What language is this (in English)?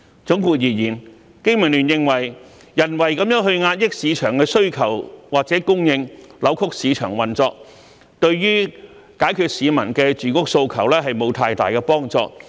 Cantonese